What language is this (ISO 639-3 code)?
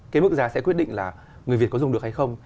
vie